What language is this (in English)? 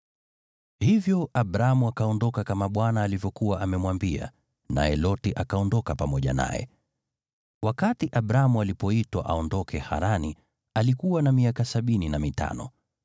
Swahili